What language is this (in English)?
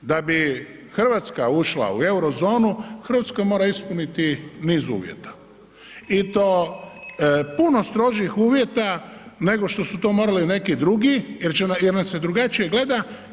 Croatian